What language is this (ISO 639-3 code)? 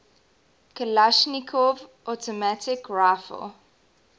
eng